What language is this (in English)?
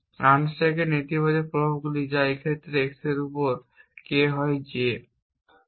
Bangla